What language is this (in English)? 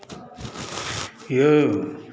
Maithili